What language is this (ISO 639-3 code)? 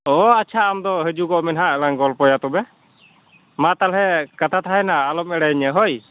sat